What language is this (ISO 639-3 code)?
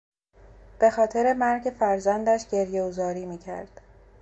fas